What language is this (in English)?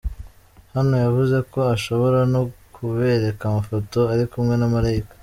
Kinyarwanda